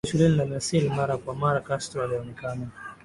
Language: Swahili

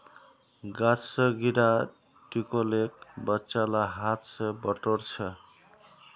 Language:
Magahi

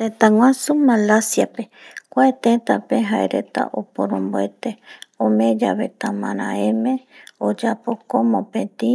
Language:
Eastern Bolivian Guaraní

